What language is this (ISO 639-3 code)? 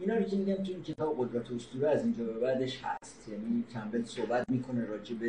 fas